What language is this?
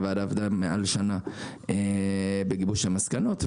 Hebrew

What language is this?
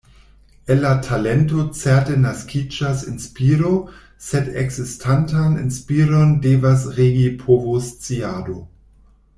Esperanto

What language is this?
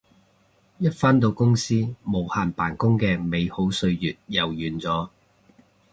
Cantonese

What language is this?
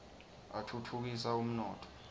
Swati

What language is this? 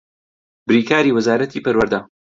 Central Kurdish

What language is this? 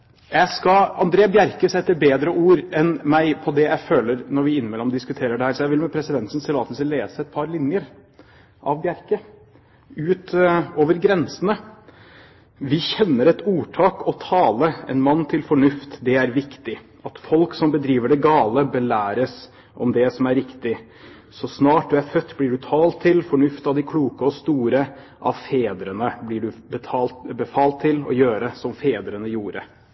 Norwegian Bokmål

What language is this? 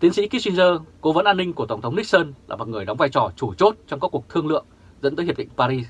Vietnamese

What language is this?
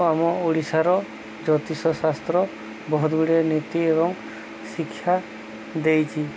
Odia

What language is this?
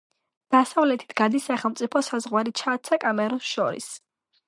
Georgian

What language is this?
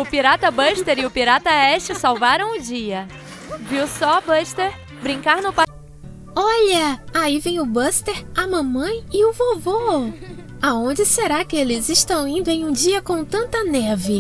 Portuguese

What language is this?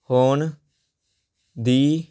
Punjabi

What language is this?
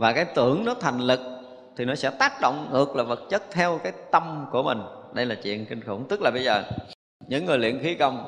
Vietnamese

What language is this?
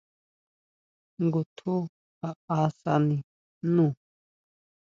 Huautla Mazatec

